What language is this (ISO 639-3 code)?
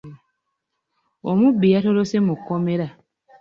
lug